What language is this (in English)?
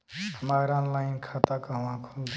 Bhojpuri